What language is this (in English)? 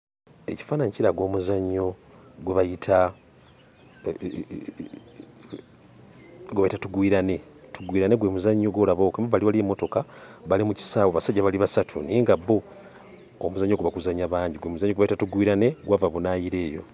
Ganda